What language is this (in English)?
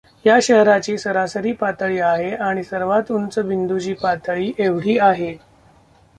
Marathi